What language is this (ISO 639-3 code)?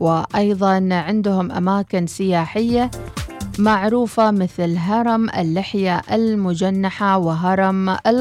ara